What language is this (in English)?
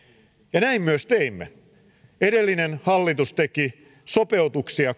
Finnish